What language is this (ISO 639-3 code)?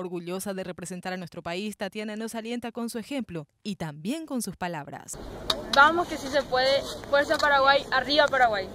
spa